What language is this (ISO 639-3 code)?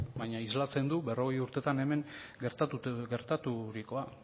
eus